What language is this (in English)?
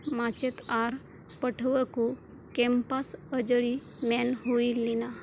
Santali